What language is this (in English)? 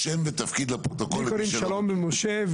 Hebrew